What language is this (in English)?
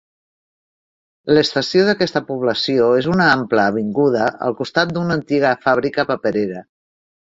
Catalan